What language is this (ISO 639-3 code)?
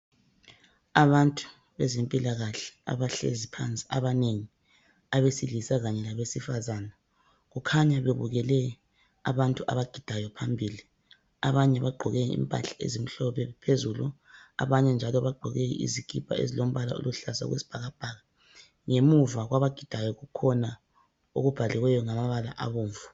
nde